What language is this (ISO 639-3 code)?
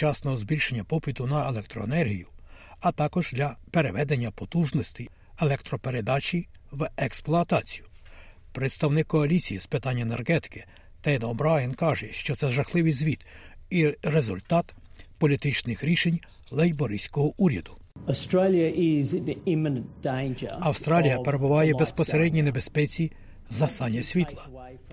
ukr